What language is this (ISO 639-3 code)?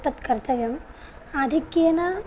san